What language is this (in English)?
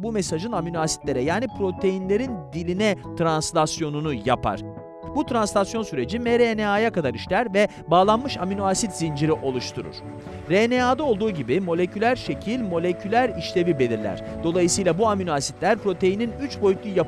Turkish